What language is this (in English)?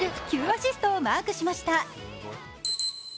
Japanese